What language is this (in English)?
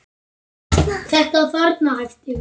Icelandic